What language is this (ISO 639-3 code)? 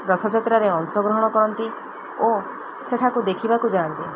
ori